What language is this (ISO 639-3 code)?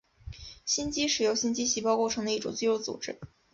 zho